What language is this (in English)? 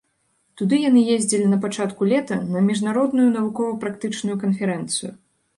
Belarusian